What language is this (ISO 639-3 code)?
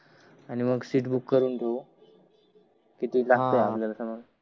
mar